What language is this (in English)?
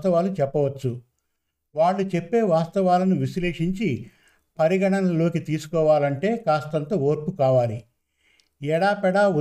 Telugu